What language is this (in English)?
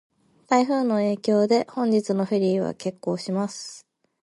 Japanese